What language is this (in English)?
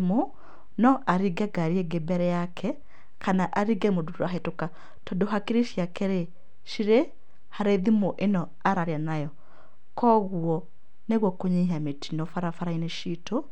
Kikuyu